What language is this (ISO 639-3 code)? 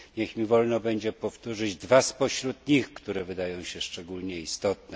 pol